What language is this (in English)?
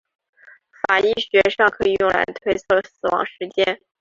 Chinese